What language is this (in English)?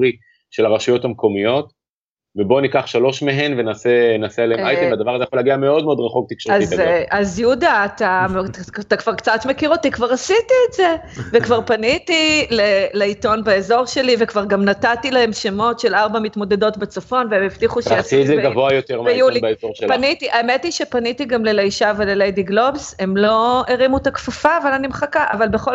Hebrew